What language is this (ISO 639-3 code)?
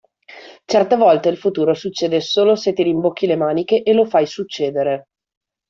ita